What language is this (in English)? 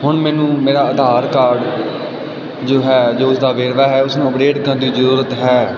Punjabi